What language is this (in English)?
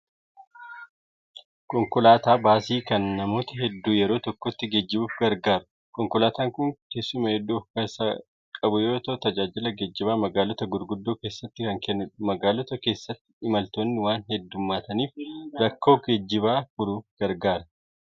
Oromo